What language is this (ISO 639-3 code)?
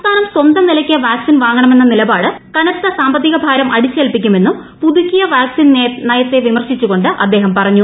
mal